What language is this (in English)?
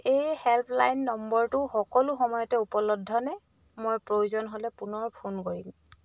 Assamese